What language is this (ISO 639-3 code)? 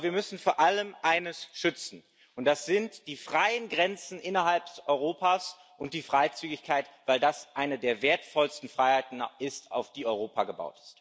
deu